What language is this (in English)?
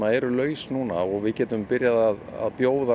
Icelandic